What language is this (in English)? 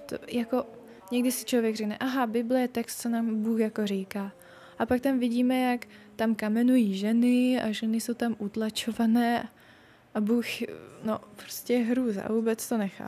Czech